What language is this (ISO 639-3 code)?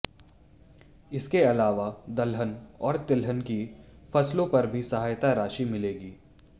hin